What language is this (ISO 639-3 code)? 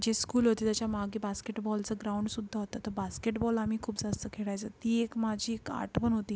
mar